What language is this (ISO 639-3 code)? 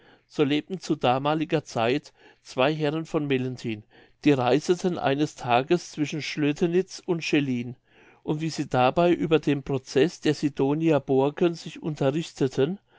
deu